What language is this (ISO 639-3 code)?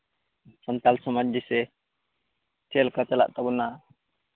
sat